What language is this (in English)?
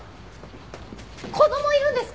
Japanese